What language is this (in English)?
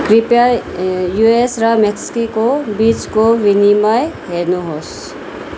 Nepali